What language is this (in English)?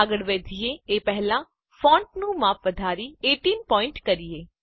Gujarati